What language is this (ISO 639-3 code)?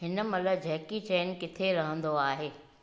snd